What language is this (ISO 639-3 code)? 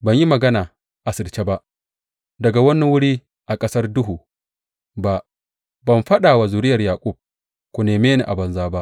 hau